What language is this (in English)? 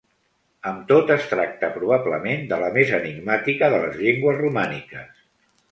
Catalan